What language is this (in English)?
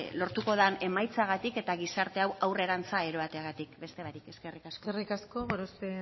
Basque